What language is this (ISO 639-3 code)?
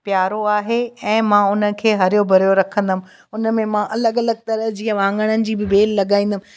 snd